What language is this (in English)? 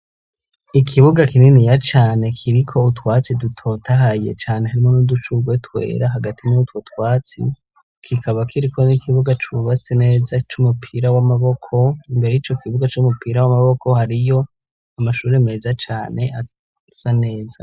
Rundi